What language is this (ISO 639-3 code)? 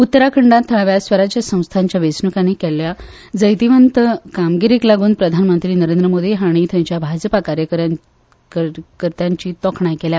kok